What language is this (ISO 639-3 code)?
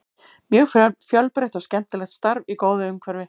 isl